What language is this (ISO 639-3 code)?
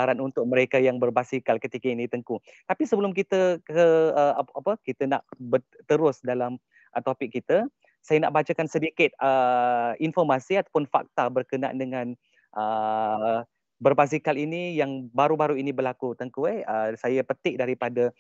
msa